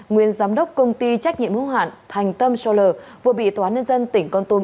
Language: Vietnamese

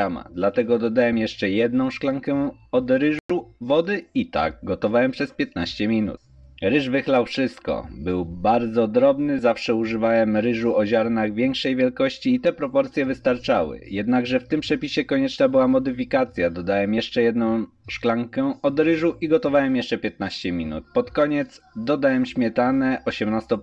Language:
Polish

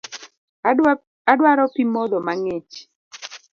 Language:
Luo (Kenya and Tanzania)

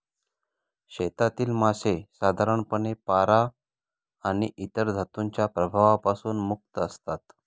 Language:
Marathi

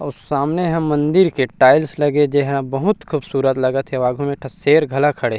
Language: Chhattisgarhi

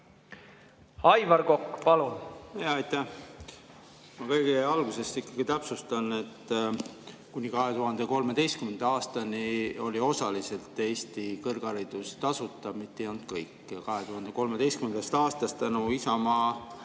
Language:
Estonian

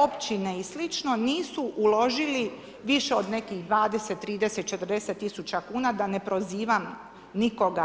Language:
Croatian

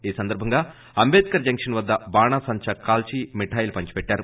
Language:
Telugu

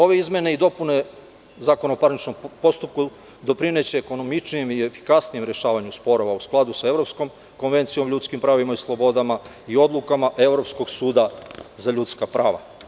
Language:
Serbian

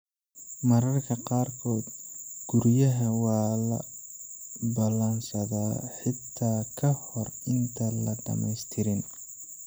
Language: Somali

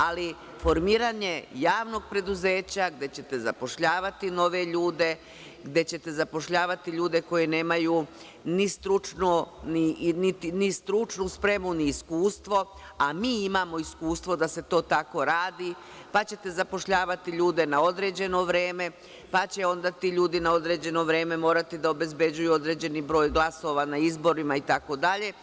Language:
Serbian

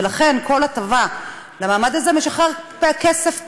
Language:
Hebrew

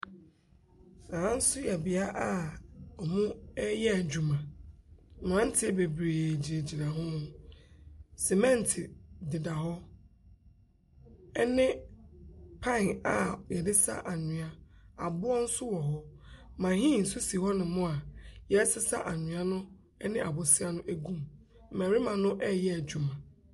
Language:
Akan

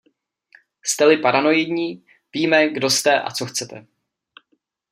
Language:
Czech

